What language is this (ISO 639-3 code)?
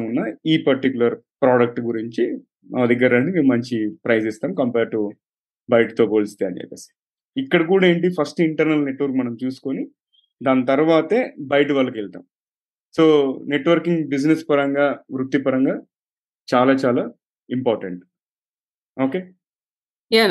tel